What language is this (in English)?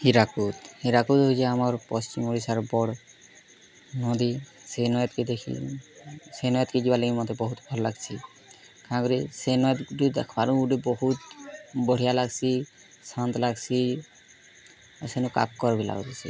Odia